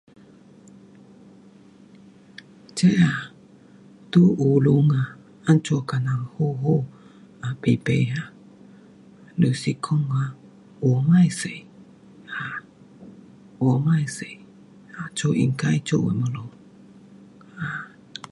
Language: Pu-Xian Chinese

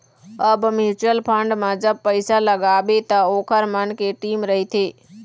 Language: Chhattisgarhi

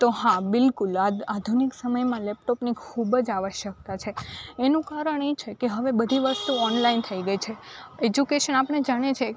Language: Gujarati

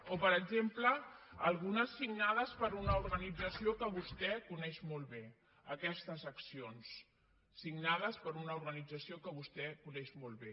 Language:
Catalan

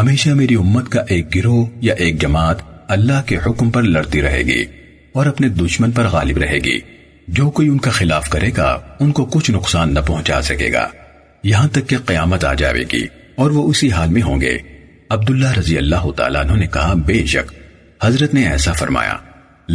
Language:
Urdu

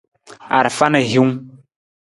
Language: Nawdm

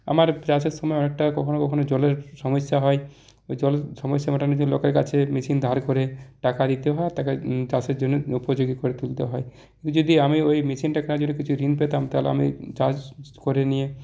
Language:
Bangla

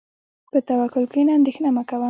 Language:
Pashto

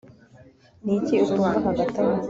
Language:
Kinyarwanda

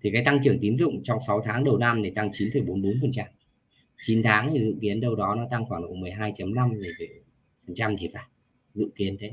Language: Vietnamese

